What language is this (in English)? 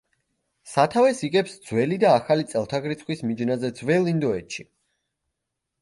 Georgian